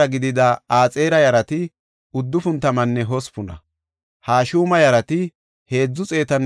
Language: Gofa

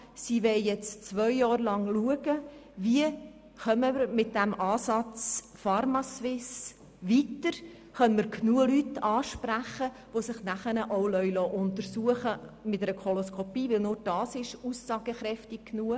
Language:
Swiss German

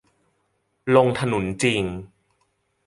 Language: Thai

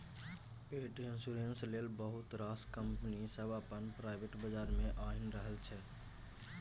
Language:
Maithili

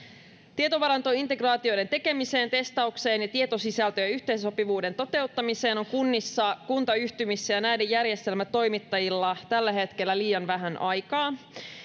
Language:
Finnish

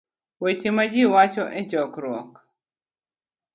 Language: Luo (Kenya and Tanzania)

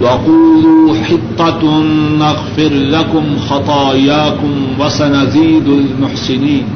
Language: Urdu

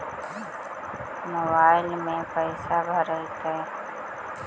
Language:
Magahi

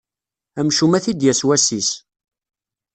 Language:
Kabyle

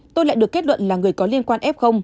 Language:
Vietnamese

